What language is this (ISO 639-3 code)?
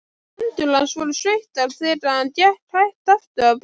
isl